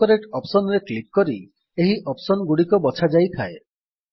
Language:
Odia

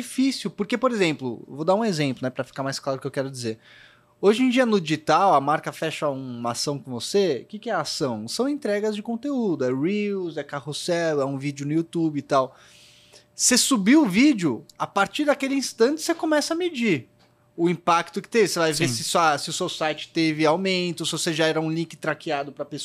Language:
Portuguese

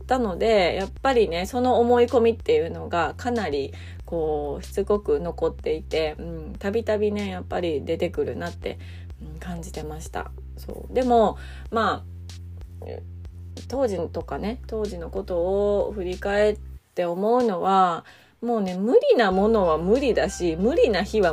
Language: Japanese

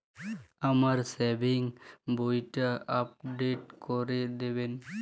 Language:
Bangla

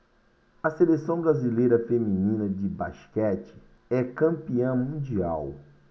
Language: Portuguese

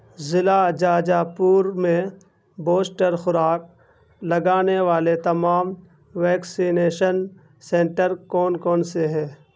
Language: Urdu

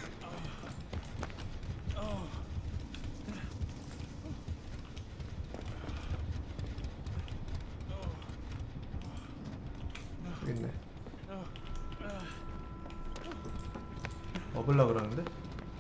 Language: Korean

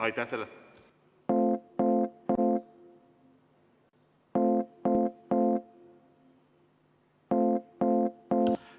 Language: Estonian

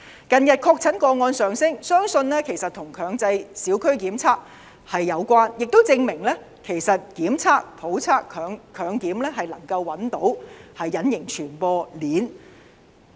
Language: Cantonese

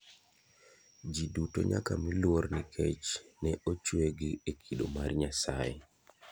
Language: Luo (Kenya and Tanzania)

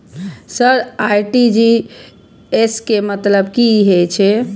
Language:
Maithili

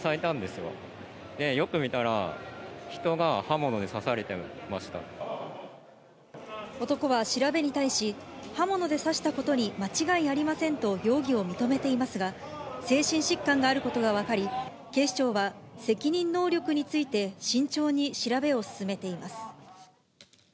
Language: Japanese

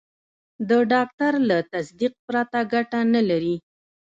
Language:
Pashto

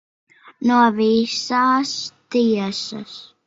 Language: Latvian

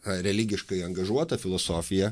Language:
Lithuanian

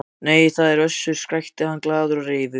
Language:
Icelandic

